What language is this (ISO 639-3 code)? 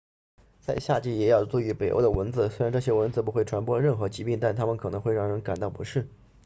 zho